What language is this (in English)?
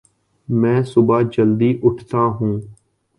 Urdu